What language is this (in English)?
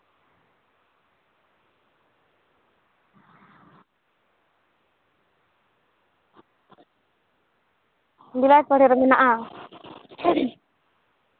Santali